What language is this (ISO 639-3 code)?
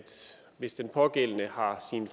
dan